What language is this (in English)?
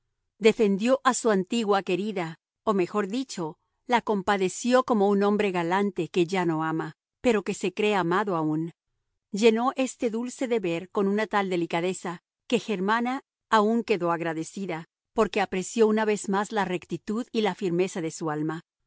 Spanish